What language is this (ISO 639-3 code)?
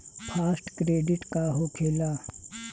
bho